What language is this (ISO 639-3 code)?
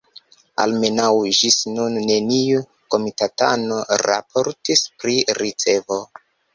epo